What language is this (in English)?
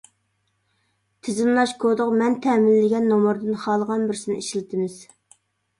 Uyghur